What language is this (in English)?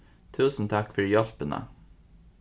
Faroese